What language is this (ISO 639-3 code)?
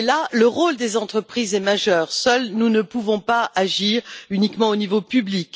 fra